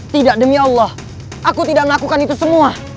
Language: Indonesian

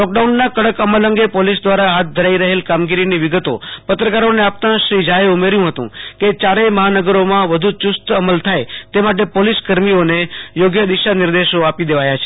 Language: Gujarati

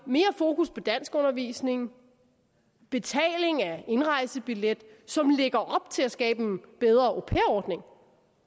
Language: Danish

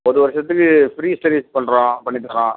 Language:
Tamil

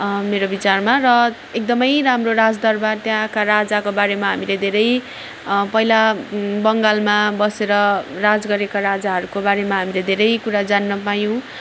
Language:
Nepali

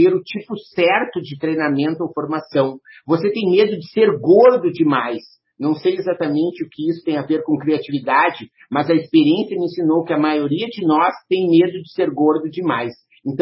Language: Portuguese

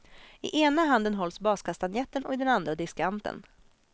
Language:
Swedish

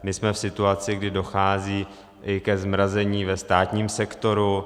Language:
Czech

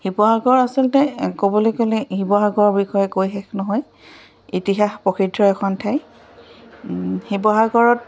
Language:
Assamese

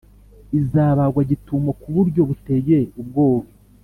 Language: Kinyarwanda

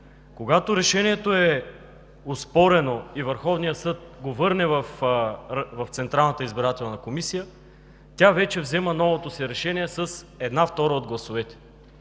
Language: Bulgarian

